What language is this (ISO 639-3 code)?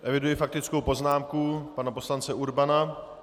ces